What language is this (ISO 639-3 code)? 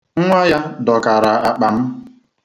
ibo